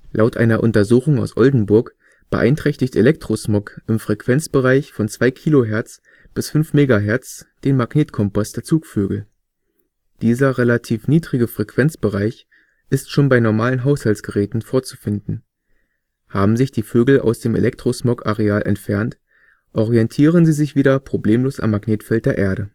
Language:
German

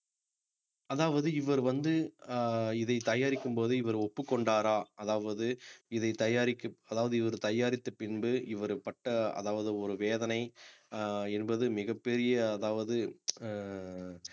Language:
Tamil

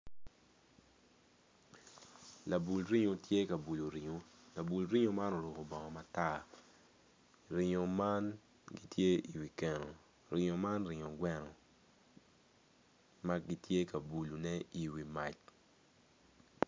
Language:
Acoli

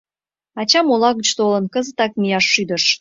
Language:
Mari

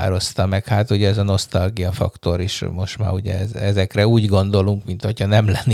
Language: Hungarian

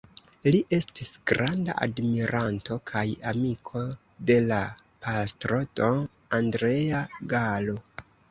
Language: Esperanto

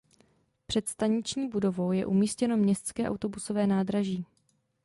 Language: Czech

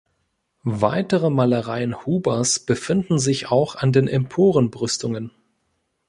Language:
German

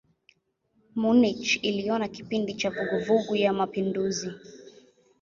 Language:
Swahili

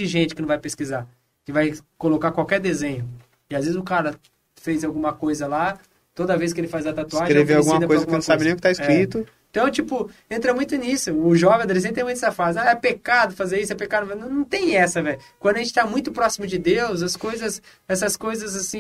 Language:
Portuguese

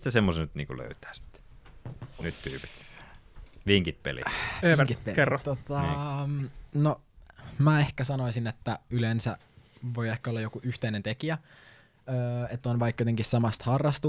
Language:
Finnish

